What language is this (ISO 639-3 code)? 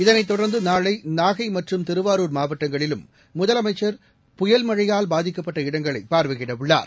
tam